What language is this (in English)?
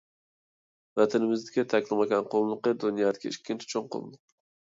Uyghur